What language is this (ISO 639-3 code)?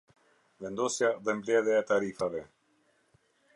sqi